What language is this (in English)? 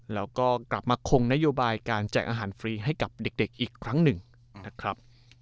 Thai